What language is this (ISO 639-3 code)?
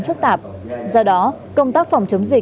vie